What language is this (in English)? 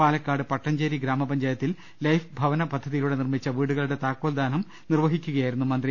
Malayalam